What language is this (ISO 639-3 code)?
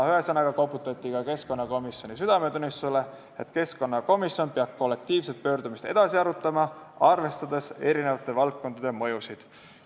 est